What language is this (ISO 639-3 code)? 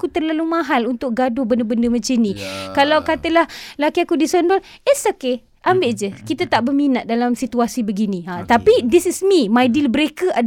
msa